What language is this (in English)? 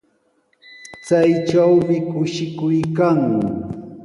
Sihuas Ancash Quechua